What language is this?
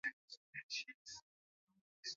Swahili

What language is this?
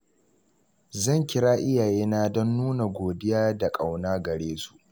Hausa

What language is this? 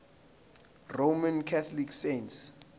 Zulu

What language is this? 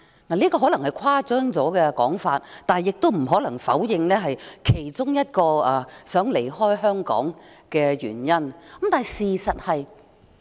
Cantonese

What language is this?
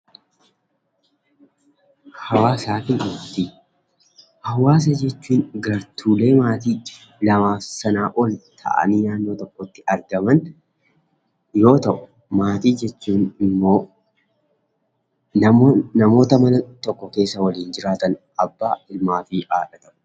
Oromo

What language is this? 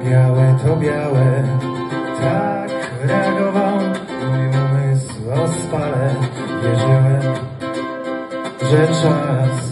Polish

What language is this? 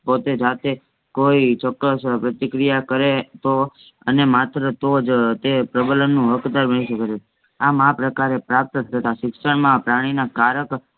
Gujarati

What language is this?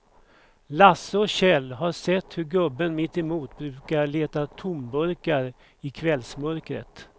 Swedish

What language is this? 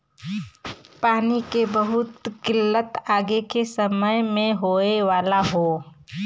Bhojpuri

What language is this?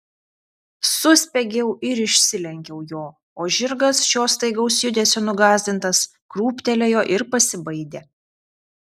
Lithuanian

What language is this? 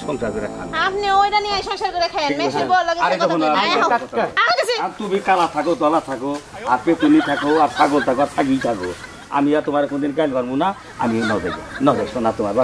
Indonesian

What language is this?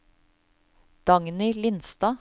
Norwegian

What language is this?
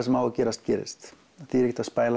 Icelandic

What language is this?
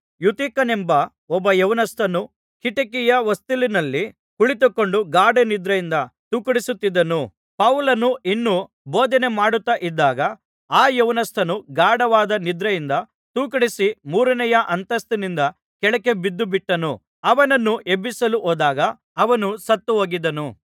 Kannada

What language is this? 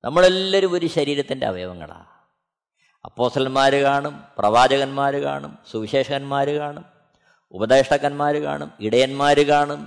Malayalam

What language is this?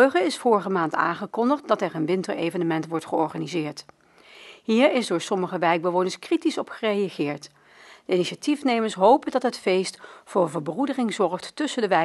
Dutch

